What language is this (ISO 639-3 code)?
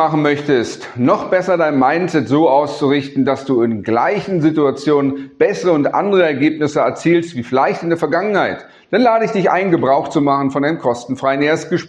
deu